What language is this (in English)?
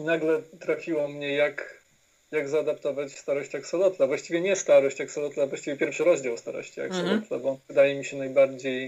Polish